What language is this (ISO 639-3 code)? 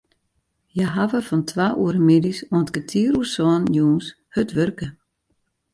fry